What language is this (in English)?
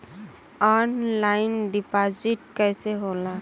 Bhojpuri